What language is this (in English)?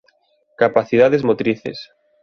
Galician